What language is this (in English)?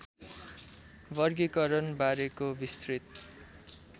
Nepali